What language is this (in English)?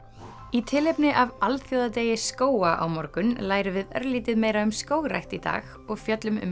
Icelandic